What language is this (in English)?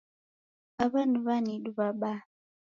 Taita